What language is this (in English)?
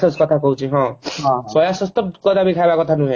Odia